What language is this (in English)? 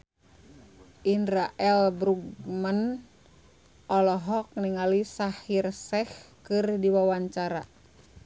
Sundanese